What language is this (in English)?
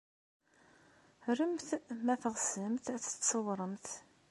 Kabyle